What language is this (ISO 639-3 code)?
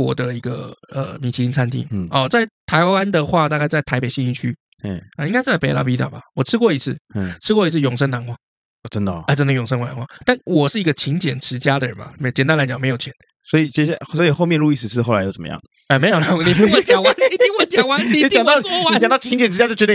zho